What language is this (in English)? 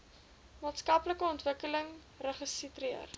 Afrikaans